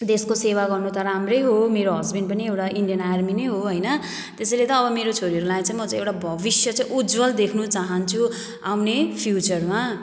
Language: Nepali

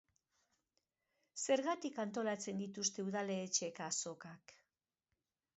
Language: Basque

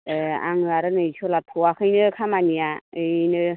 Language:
Bodo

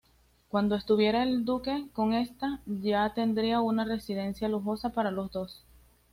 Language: Spanish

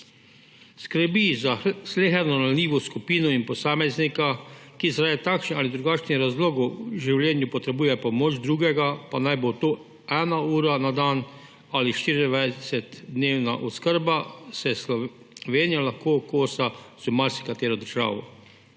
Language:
Slovenian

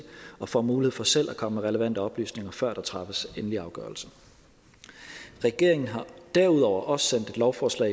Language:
Danish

